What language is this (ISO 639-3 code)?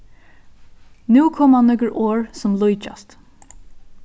fao